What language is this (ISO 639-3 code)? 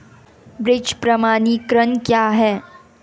hin